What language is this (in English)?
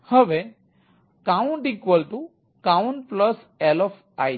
Gujarati